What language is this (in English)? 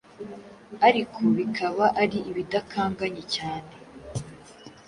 Kinyarwanda